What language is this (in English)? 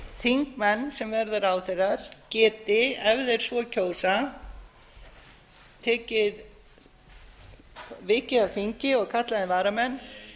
Icelandic